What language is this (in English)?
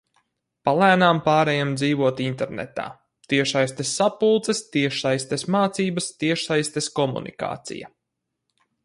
Latvian